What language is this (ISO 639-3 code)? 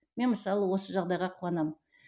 kaz